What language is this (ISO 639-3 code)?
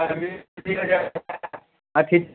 mai